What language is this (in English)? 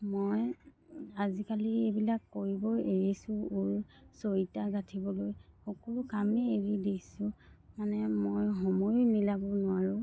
Assamese